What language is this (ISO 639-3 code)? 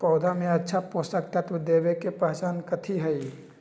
mag